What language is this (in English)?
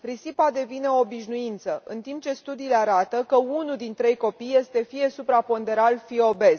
Romanian